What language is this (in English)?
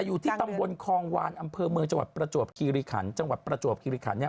Thai